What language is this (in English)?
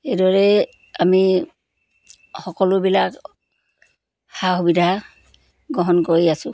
Assamese